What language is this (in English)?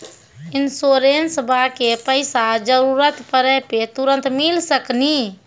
Maithili